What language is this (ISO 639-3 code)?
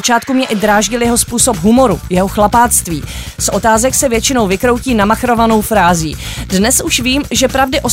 ces